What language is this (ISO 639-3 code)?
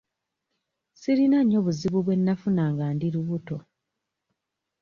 lug